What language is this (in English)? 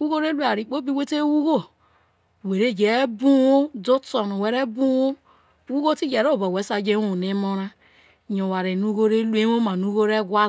Isoko